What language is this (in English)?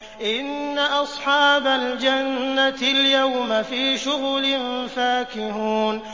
Arabic